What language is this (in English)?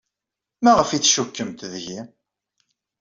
Kabyle